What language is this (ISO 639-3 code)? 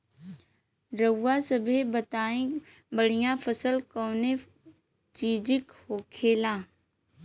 bho